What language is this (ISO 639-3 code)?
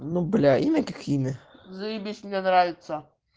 rus